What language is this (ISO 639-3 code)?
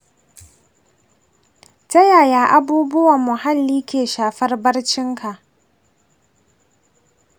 hau